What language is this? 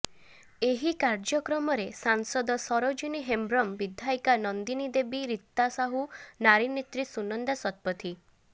Odia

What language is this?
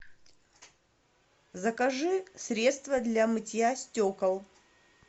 Russian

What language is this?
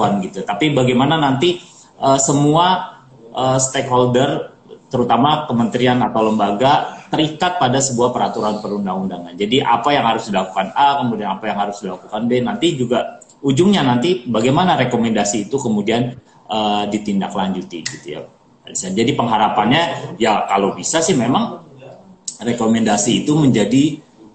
Indonesian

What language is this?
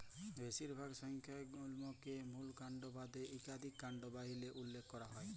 Bangla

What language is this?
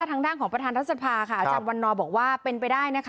Thai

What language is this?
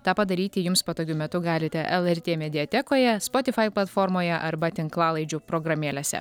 Lithuanian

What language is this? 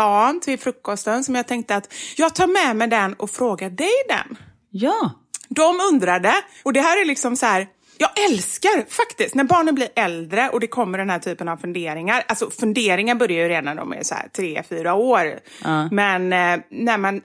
Swedish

